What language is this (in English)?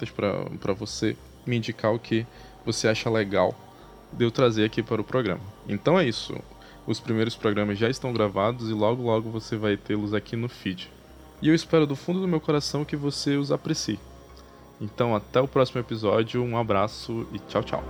Portuguese